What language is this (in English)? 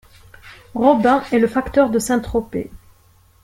French